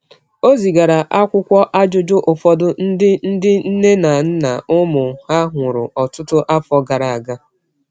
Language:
Igbo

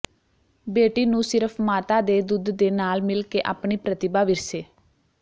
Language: Punjabi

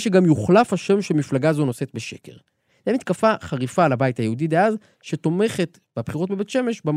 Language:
Hebrew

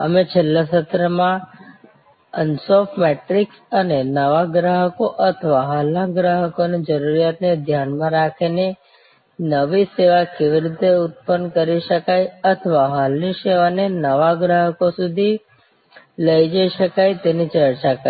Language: Gujarati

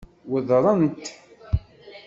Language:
Kabyle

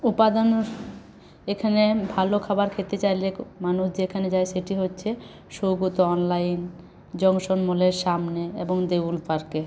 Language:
Bangla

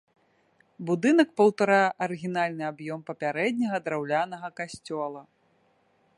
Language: Belarusian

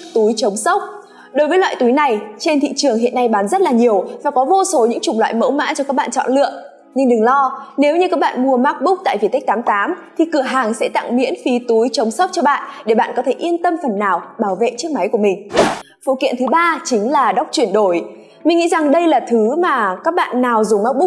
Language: Vietnamese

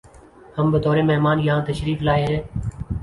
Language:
Urdu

